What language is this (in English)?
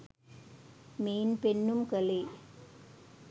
Sinhala